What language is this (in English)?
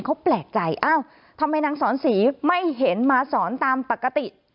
Thai